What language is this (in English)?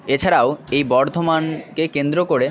Bangla